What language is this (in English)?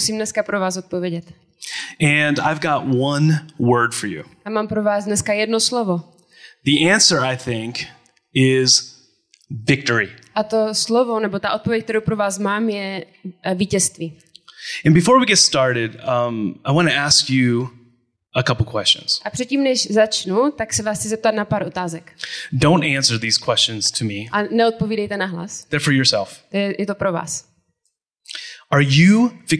Czech